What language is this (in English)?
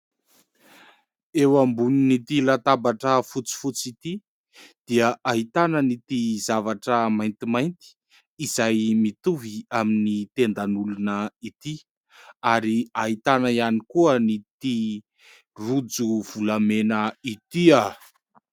Malagasy